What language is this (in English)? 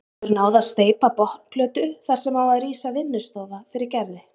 Icelandic